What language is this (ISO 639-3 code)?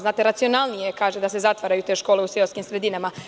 srp